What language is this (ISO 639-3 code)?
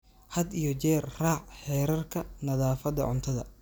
som